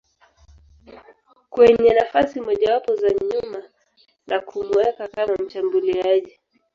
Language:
Swahili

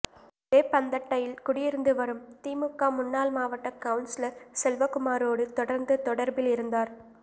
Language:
Tamil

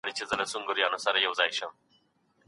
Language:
Pashto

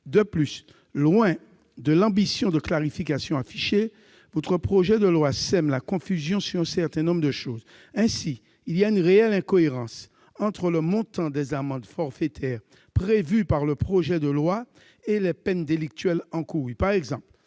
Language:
French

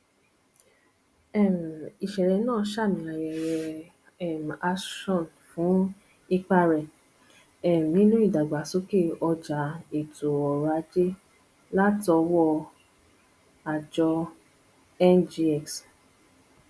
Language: Yoruba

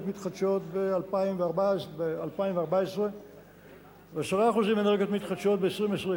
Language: Hebrew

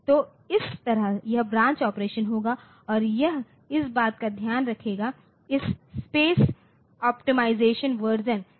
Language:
Hindi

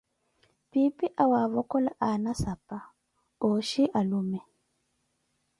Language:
Koti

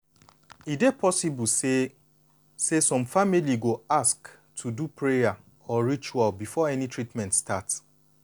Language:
Nigerian Pidgin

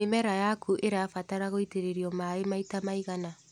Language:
Kikuyu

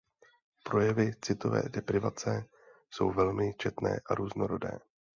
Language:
Czech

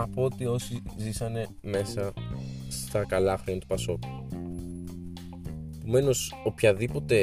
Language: Greek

